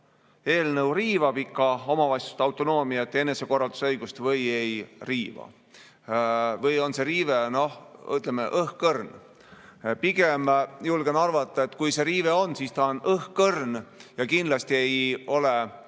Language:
Estonian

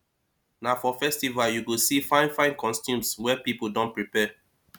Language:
Nigerian Pidgin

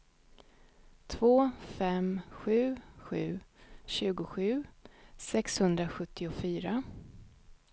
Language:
Swedish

